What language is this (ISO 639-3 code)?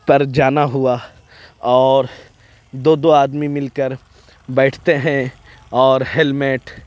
urd